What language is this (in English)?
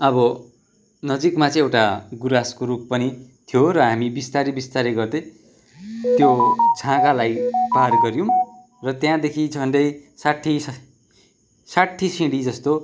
Nepali